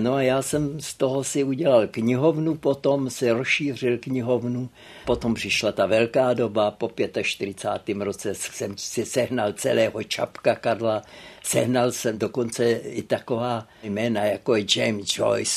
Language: Czech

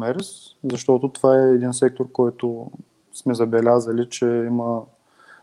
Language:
Bulgarian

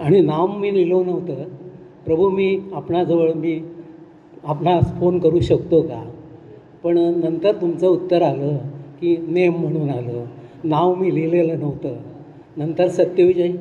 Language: Marathi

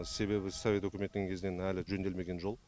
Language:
Kazakh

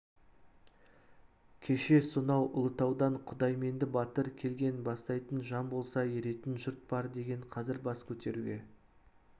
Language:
Kazakh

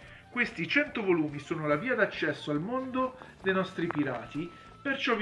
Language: Italian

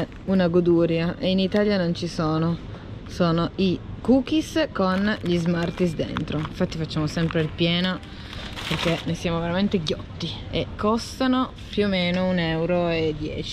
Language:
Italian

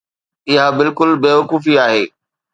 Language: Sindhi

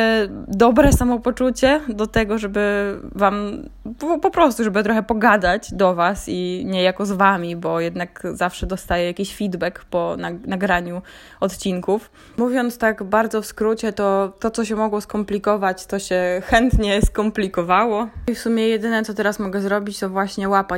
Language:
Polish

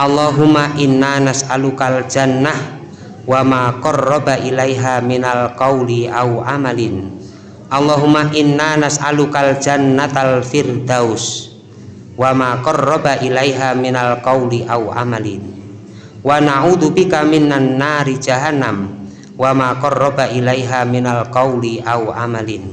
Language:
Indonesian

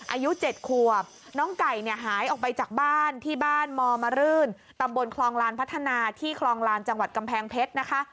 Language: Thai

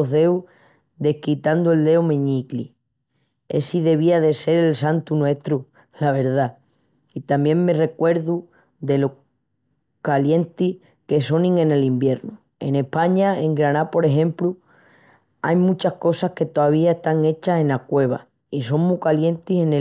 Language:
Extremaduran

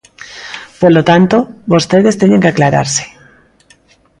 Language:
Galician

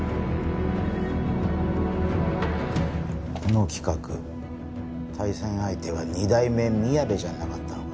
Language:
Japanese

